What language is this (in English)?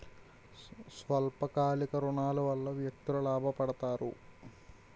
Telugu